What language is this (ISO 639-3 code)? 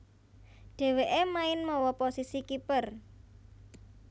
jav